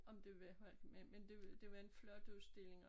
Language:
Danish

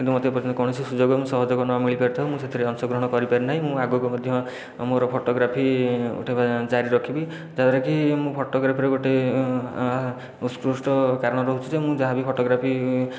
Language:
Odia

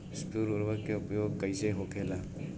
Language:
Bhojpuri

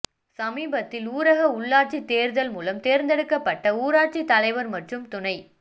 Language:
Tamil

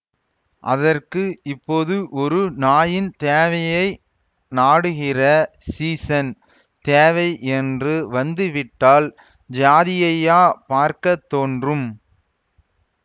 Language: Tamil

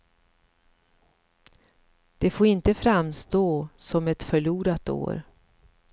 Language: Swedish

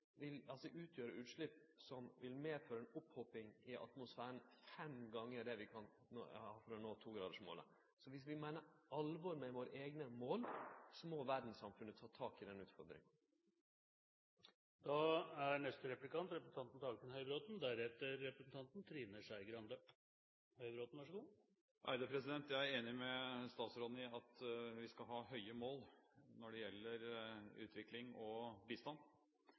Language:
Norwegian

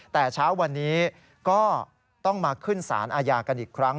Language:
Thai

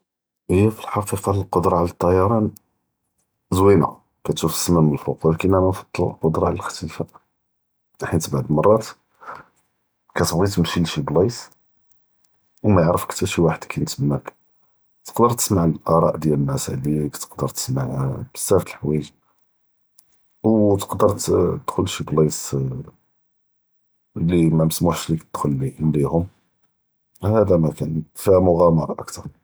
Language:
Judeo-Arabic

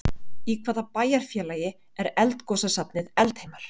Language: Icelandic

